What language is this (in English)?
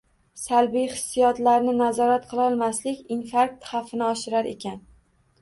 Uzbek